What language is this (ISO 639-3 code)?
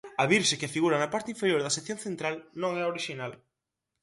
glg